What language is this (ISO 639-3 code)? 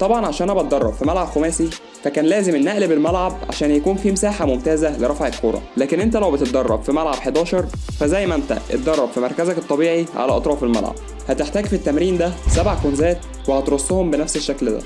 ara